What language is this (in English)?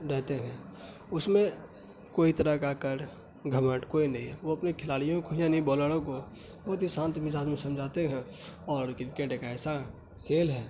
Urdu